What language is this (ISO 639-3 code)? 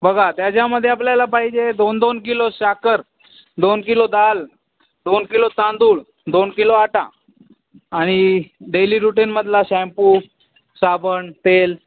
mar